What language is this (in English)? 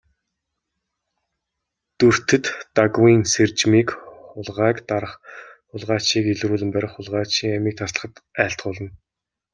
Mongolian